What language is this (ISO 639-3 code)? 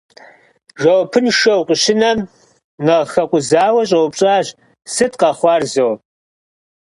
kbd